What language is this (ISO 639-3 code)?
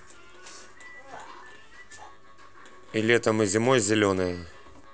rus